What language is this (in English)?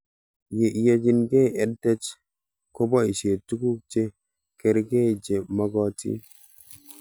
Kalenjin